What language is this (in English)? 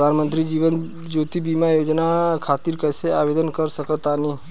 Bhojpuri